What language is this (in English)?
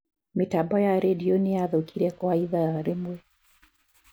Kikuyu